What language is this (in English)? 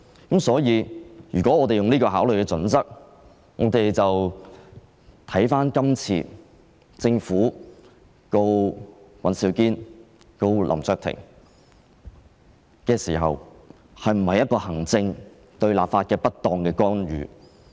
Cantonese